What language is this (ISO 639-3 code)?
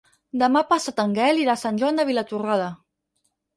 cat